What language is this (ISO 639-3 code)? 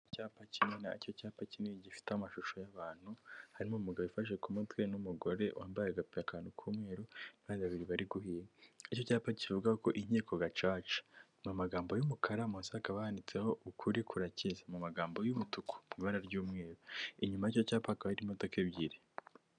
kin